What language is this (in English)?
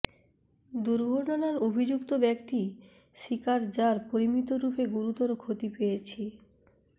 Bangla